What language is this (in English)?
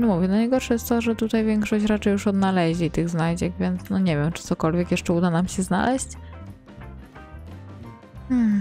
Polish